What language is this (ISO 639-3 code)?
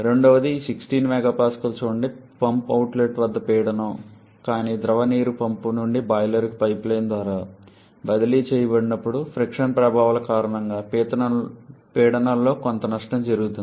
tel